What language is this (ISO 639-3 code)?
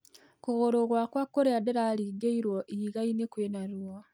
kik